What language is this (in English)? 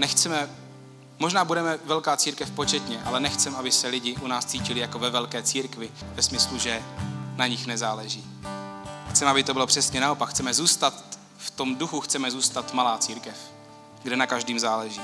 Czech